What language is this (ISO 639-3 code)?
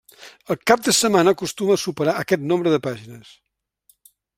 cat